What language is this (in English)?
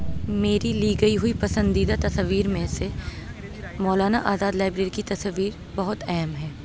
Urdu